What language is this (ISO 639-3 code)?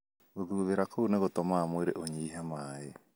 kik